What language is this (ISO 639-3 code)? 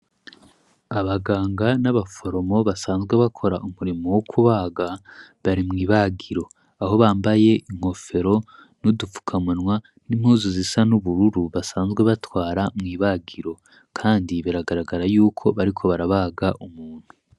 run